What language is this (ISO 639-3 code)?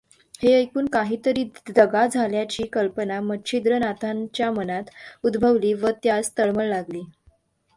mar